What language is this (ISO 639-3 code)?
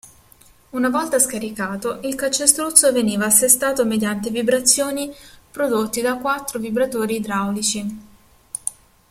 ita